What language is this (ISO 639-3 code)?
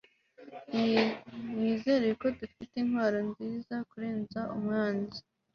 kin